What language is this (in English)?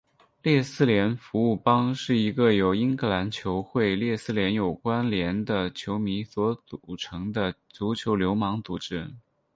Chinese